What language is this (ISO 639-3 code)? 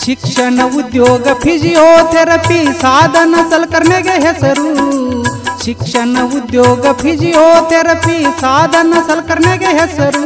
kan